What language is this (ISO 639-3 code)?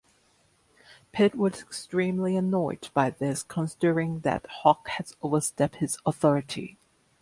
eng